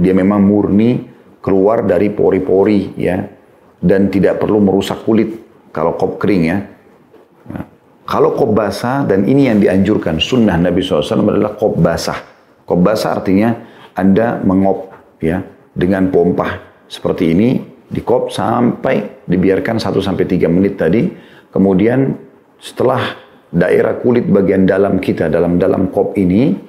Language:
Indonesian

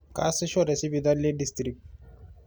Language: Masai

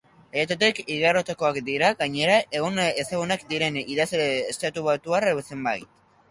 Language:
Basque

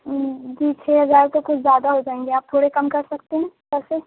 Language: Urdu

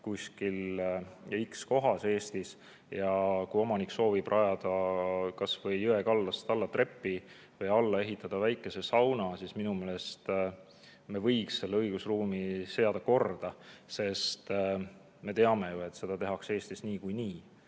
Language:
Estonian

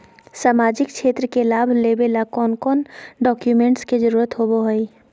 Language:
Magahi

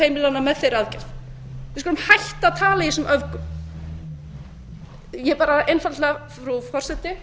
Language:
Icelandic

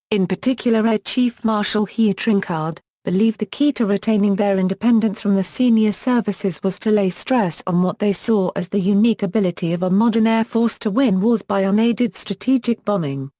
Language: English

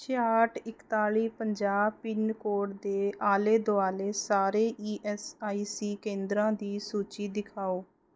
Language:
Punjabi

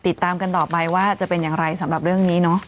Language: Thai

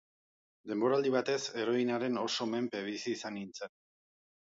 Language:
Basque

